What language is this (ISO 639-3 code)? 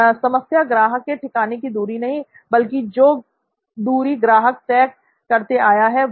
hin